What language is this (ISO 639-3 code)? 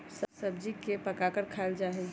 mag